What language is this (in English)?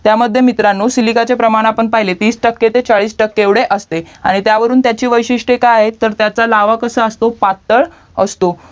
Marathi